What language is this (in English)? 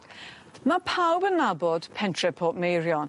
Welsh